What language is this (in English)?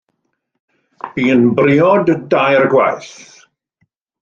Welsh